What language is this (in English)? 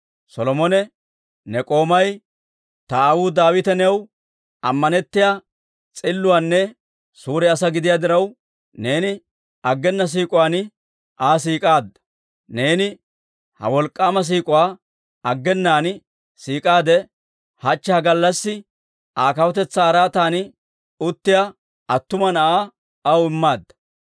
Dawro